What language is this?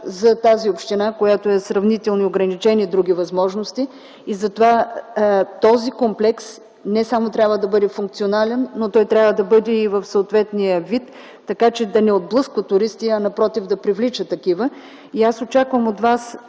Bulgarian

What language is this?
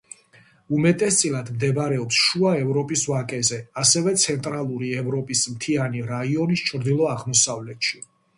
Georgian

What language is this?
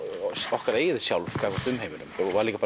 Icelandic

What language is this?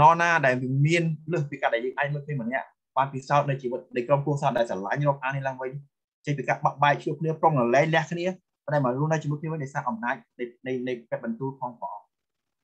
Thai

